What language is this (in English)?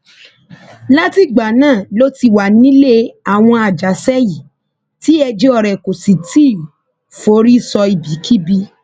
Yoruba